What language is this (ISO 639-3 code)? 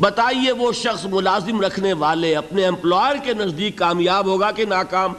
urd